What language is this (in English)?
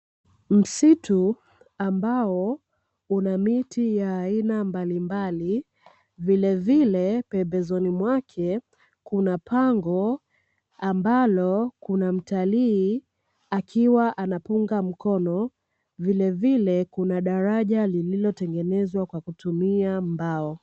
Swahili